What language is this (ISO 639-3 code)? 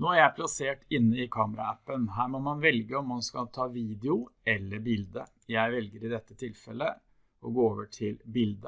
nor